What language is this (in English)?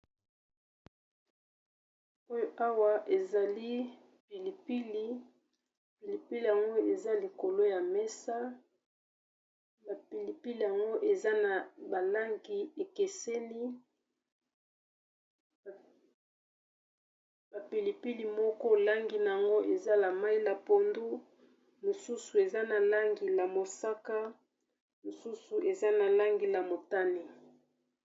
Lingala